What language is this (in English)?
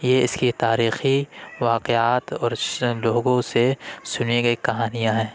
Urdu